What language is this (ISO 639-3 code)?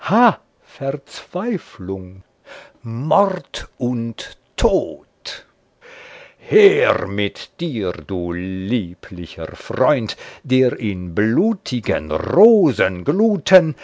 deu